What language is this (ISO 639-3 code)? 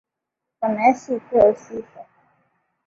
swa